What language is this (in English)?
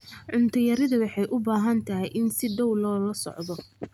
Somali